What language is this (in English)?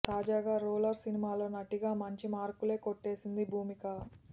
Telugu